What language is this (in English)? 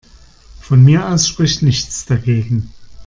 German